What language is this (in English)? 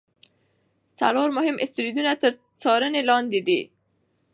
Pashto